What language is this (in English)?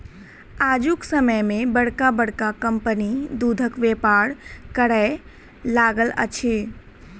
Maithili